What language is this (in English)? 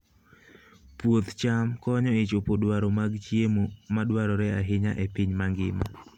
Luo (Kenya and Tanzania)